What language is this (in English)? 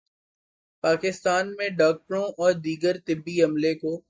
Urdu